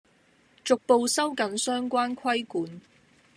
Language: Cantonese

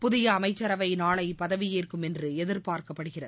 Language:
Tamil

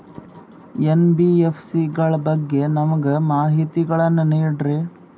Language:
Kannada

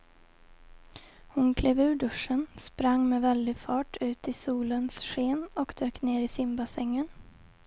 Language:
Swedish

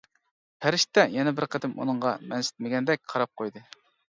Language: Uyghur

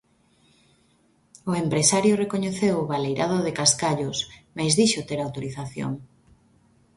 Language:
Galician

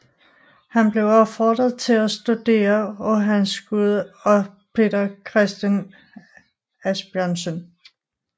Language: Danish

